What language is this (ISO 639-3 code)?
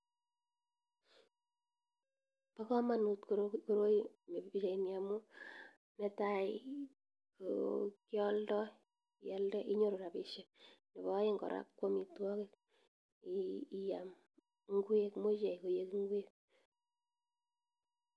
kln